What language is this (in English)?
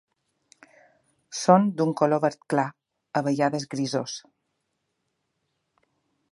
Catalan